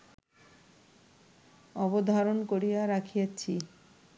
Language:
Bangla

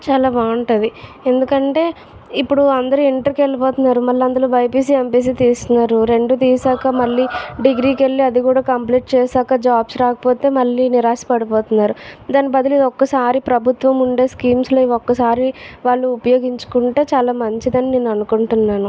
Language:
Telugu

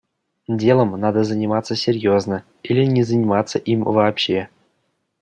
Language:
Russian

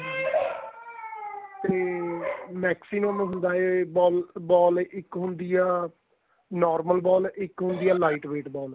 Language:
Punjabi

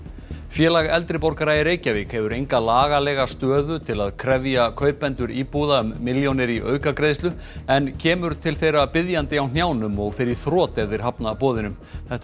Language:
Icelandic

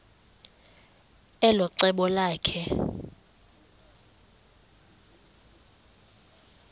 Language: Xhosa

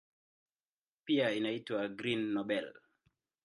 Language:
Swahili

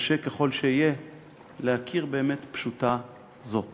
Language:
Hebrew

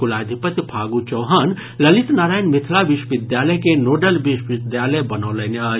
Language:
Maithili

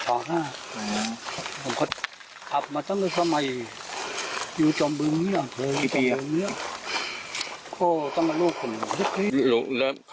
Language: Thai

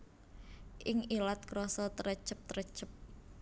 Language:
Javanese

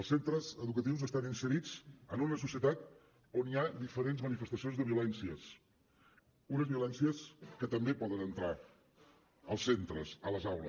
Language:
Catalan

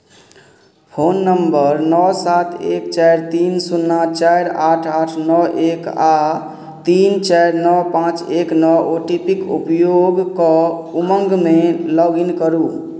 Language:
Maithili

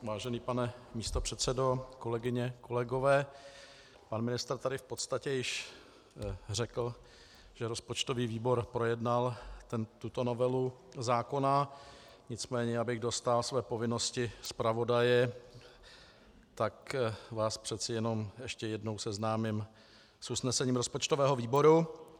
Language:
Czech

